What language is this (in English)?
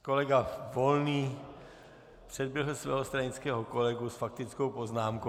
Czech